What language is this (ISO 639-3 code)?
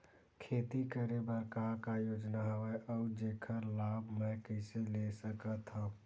hne